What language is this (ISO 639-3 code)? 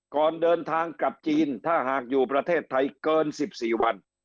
tha